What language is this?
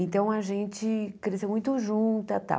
Portuguese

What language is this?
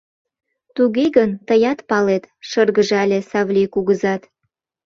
Mari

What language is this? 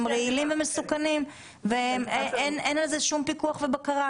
Hebrew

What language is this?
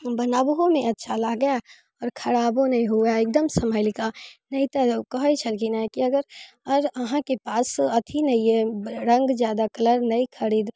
Maithili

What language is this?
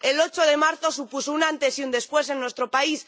Spanish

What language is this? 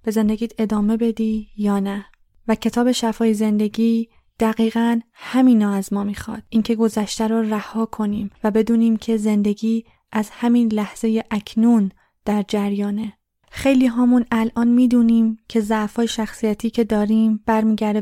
Persian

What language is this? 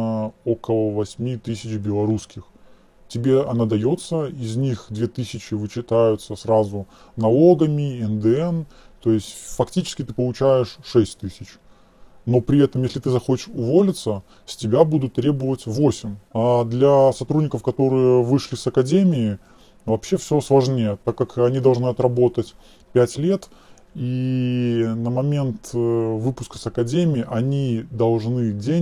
Russian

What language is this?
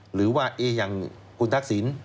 Thai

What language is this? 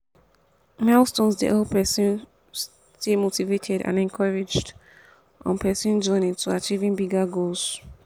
Nigerian Pidgin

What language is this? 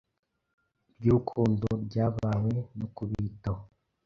Kinyarwanda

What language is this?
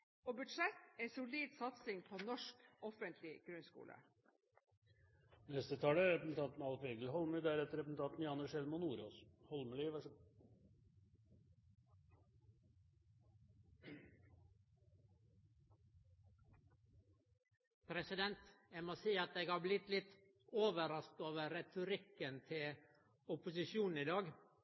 Norwegian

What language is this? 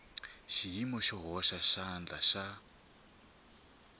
Tsonga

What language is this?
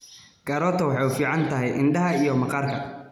Somali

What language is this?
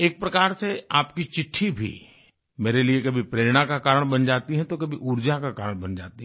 Hindi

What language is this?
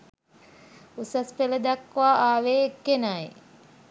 Sinhala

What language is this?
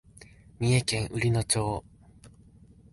Japanese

